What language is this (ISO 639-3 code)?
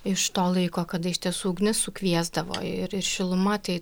lit